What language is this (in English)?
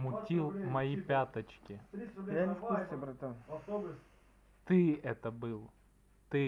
Russian